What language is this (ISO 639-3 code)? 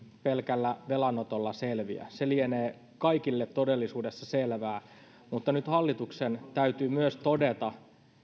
fin